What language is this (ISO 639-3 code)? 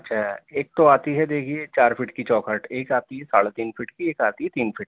urd